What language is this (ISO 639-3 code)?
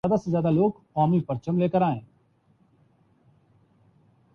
urd